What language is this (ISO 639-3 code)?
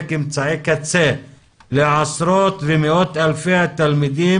heb